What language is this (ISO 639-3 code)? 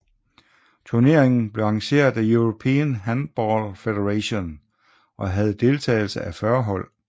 dan